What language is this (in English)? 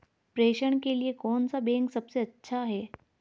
Hindi